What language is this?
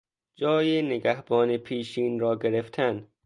Persian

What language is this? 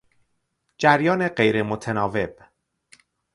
Persian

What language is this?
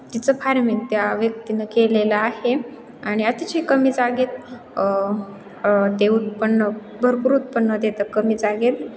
Marathi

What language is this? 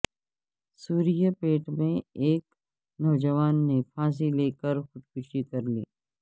Urdu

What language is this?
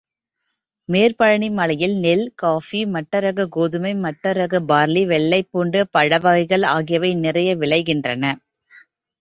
Tamil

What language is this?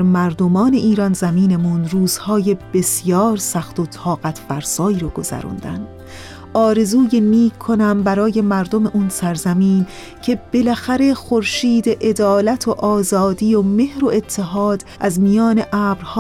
Persian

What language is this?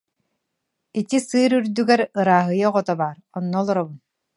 Yakut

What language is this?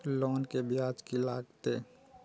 Maithili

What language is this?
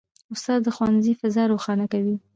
Pashto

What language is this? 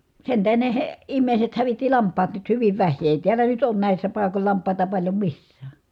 Finnish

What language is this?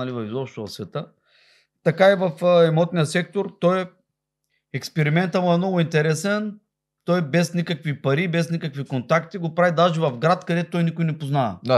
Bulgarian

